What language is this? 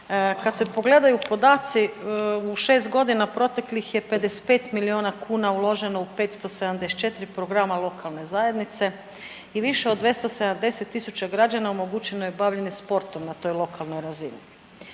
Croatian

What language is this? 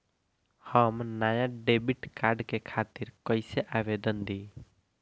Bhojpuri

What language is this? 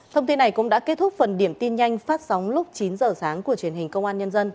Vietnamese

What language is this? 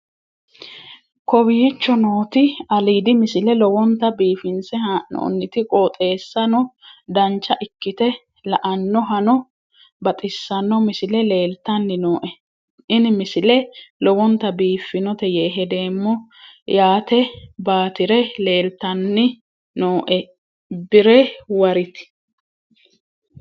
Sidamo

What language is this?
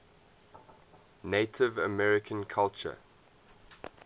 English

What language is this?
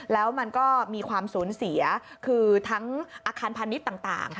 Thai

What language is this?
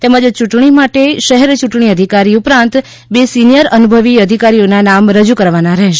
Gujarati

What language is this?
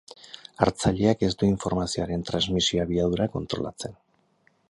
Basque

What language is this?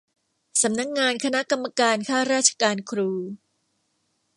Thai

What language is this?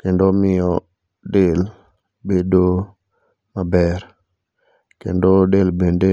Luo (Kenya and Tanzania)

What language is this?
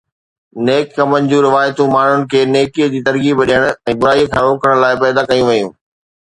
Sindhi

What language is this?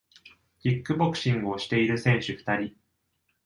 Japanese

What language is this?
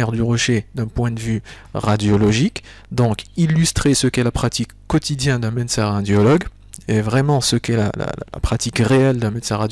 French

